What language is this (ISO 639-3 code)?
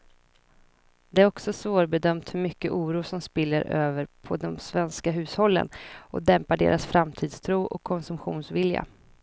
swe